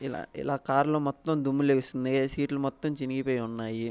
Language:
Telugu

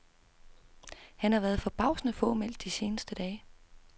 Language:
Danish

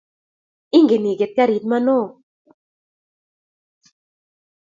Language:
Kalenjin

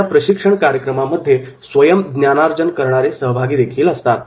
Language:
Marathi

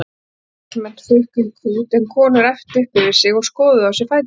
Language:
Icelandic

